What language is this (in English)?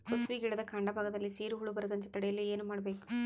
Kannada